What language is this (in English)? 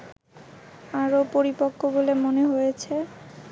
Bangla